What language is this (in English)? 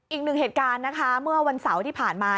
Thai